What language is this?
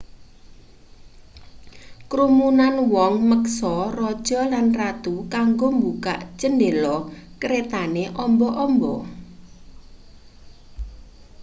Javanese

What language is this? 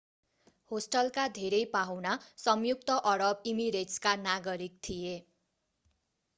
Nepali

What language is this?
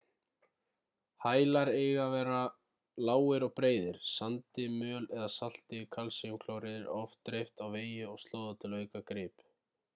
Icelandic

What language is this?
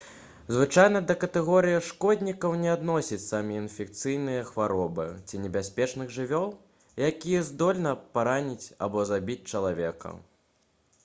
Belarusian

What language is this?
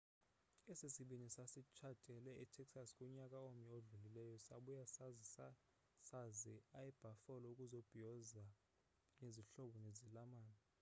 Xhosa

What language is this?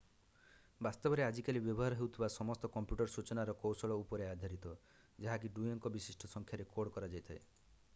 Odia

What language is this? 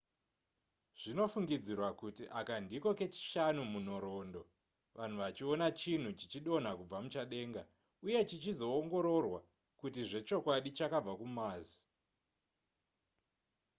Shona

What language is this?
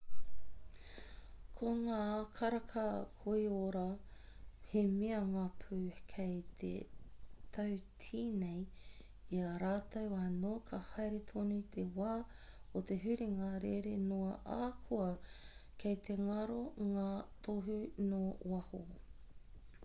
Māori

